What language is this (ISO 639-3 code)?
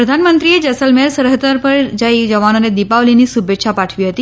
guj